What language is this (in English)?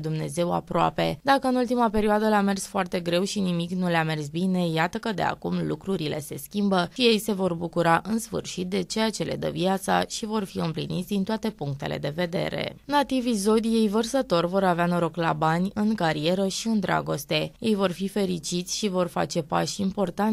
Romanian